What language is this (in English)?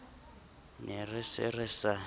Southern Sotho